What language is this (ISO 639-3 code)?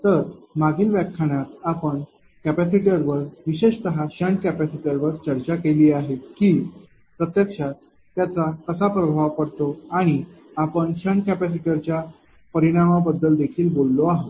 mar